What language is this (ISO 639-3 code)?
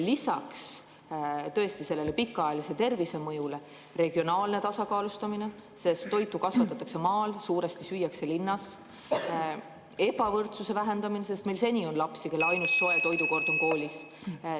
est